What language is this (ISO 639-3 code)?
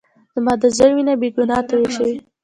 pus